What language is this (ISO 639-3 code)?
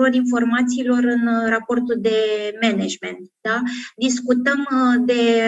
ron